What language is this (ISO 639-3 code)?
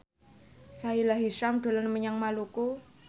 jav